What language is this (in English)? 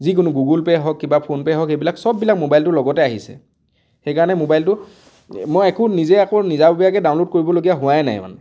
Assamese